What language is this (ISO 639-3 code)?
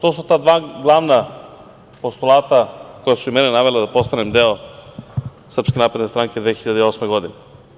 srp